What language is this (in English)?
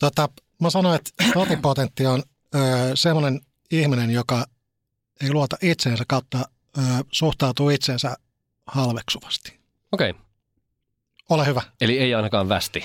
Finnish